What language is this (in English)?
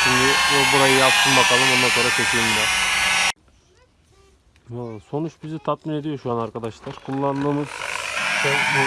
Turkish